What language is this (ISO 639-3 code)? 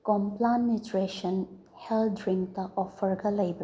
mni